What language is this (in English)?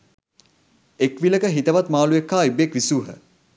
Sinhala